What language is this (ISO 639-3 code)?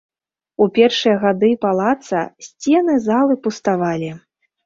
bel